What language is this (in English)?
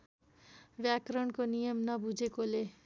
Nepali